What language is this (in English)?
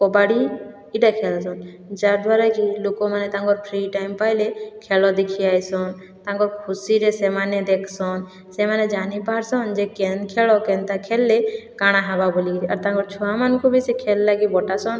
Odia